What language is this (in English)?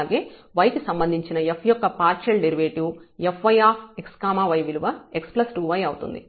Telugu